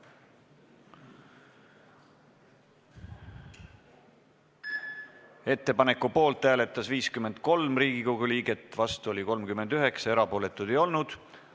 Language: Estonian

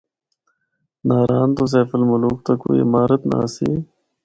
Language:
Northern Hindko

